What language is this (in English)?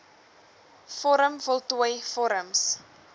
Afrikaans